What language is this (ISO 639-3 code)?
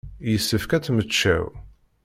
kab